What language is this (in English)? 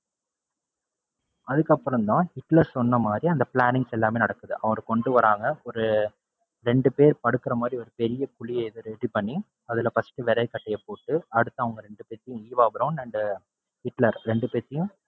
Tamil